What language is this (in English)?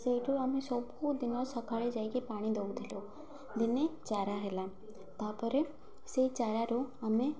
Odia